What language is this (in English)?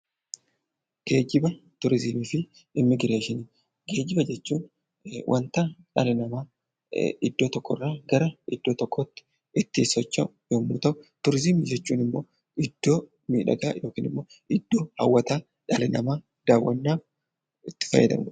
Oromo